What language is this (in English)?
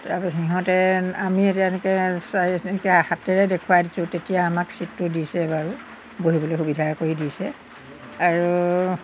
Assamese